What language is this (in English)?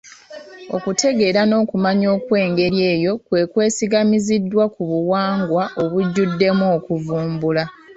Ganda